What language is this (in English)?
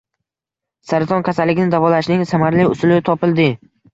Uzbek